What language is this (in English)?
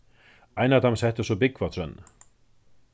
Faroese